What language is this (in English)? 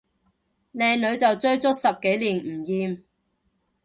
Cantonese